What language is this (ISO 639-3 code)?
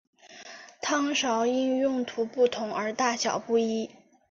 zho